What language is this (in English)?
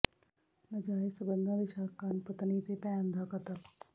Punjabi